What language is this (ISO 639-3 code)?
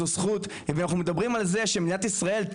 heb